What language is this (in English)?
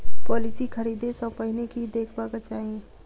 Maithili